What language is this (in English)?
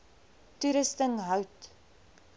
Afrikaans